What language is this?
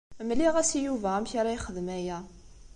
Kabyle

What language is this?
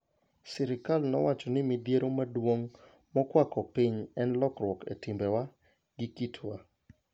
Luo (Kenya and Tanzania)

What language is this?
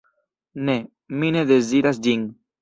Esperanto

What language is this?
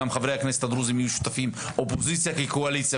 Hebrew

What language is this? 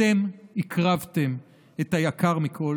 Hebrew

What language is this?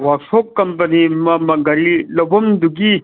Manipuri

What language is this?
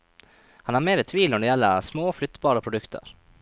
Norwegian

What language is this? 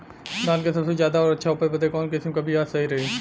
Bhojpuri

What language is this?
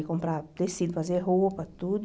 Portuguese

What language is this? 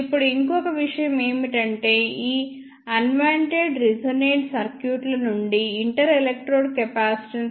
Telugu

